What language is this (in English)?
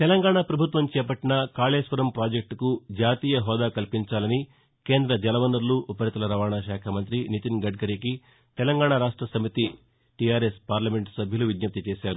Telugu